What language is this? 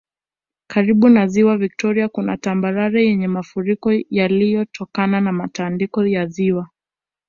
Swahili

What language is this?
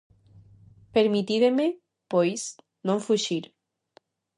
Galician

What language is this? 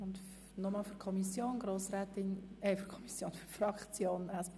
Swiss German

